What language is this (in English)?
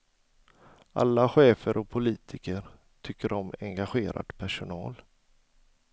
Swedish